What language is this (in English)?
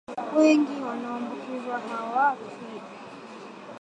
Swahili